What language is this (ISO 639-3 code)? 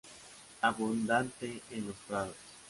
spa